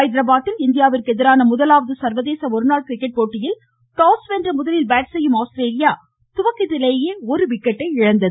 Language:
Tamil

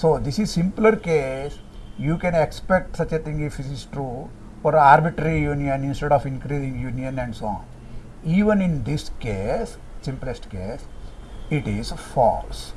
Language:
English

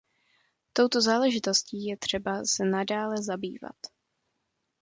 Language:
Czech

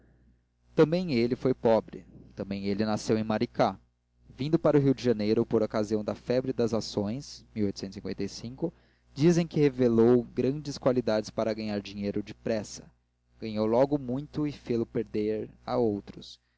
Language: Portuguese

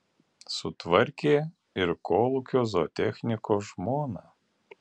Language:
Lithuanian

